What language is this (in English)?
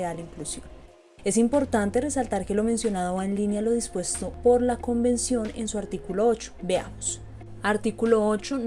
Spanish